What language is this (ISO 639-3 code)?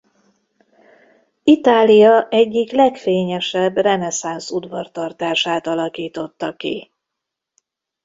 hun